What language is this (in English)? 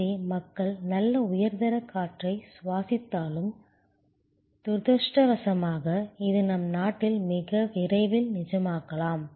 Tamil